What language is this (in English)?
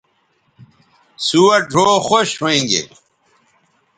Bateri